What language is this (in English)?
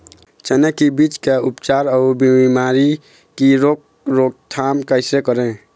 Chhattisgarhi